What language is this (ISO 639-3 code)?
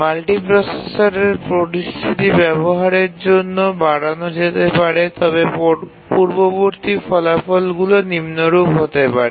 ben